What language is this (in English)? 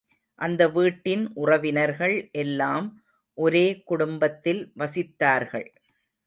Tamil